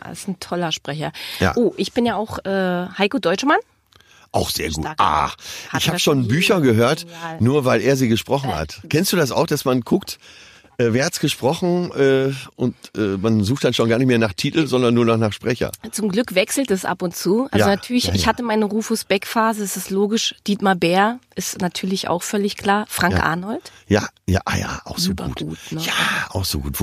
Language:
German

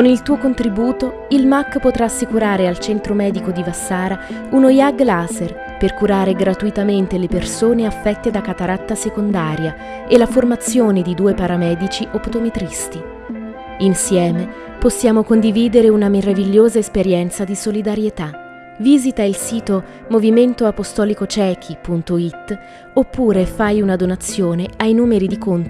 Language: Italian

